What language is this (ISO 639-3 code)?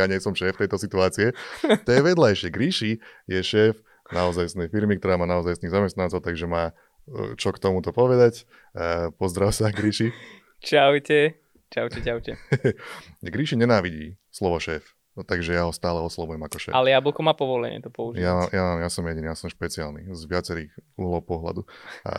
slk